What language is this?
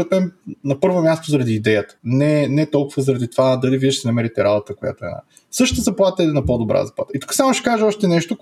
Bulgarian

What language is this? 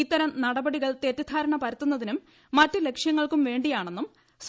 Malayalam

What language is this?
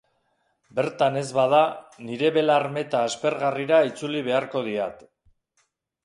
Basque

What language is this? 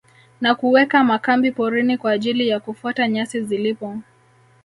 Swahili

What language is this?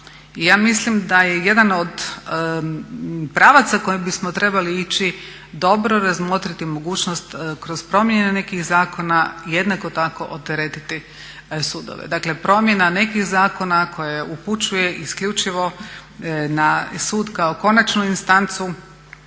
Croatian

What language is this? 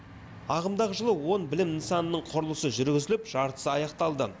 Kazakh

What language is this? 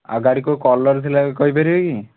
Odia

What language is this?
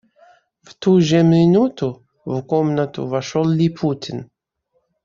Russian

